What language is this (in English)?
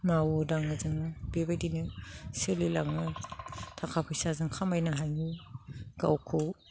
Bodo